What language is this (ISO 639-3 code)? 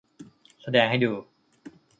tha